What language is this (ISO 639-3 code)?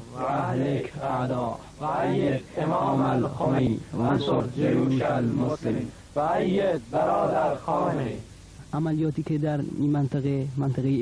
fas